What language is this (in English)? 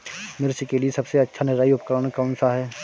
Hindi